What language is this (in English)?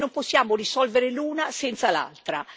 Italian